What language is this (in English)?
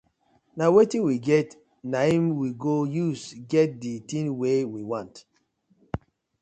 Nigerian Pidgin